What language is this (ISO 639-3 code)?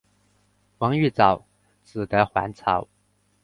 zho